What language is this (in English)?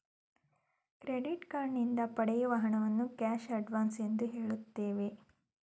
Kannada